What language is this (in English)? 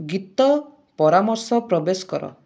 Odia